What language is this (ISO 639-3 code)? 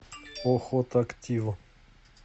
rus